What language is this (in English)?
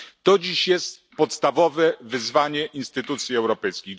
Polish